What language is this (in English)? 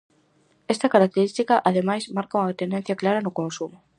Galician